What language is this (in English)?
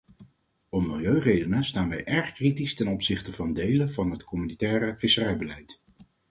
Dutch